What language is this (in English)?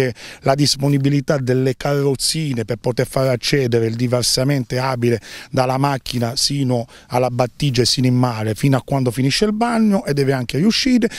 Italian